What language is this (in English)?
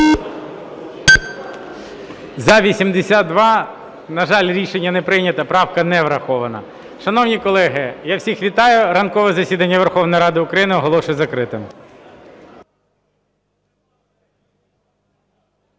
Ukrainian